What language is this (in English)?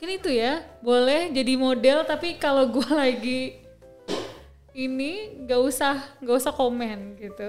Indonesian